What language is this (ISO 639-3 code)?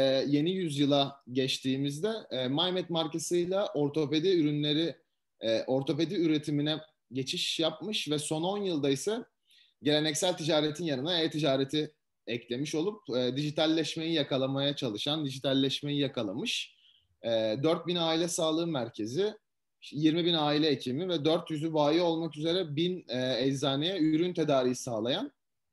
tur